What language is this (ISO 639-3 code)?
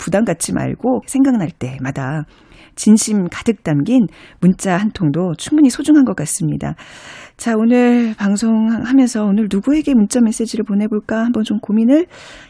kor